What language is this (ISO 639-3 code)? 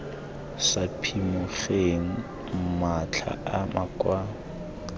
tsn